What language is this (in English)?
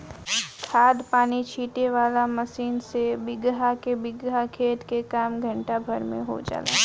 Bhojpuri